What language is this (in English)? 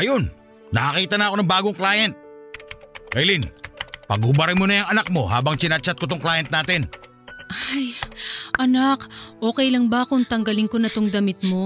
Filipino